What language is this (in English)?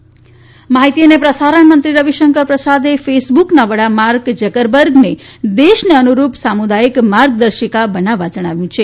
Gujarati